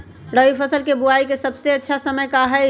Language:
Magahi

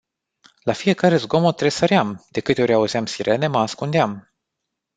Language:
Romanian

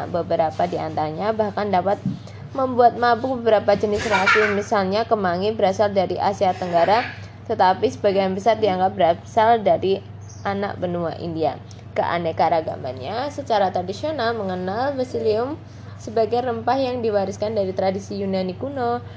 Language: Indonesian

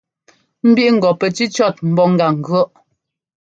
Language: Ngomba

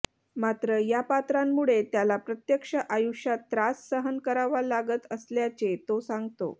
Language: Marathi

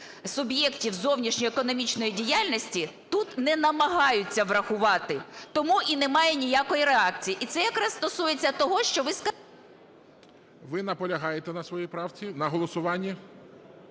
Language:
Ukrainian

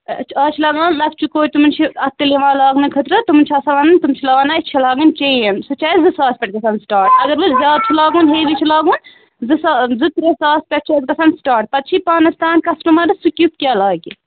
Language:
Kashmiri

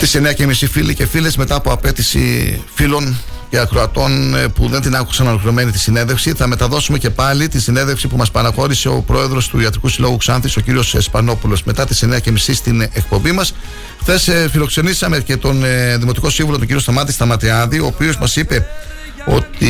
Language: Greek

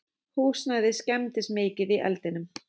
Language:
Icelandic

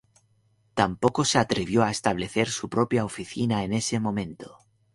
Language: Spanish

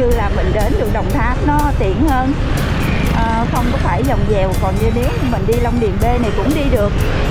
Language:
Vietnamese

